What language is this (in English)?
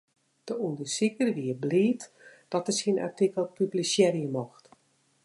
Western Frisian